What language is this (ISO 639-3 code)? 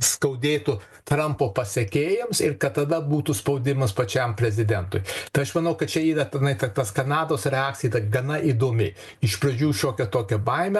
lit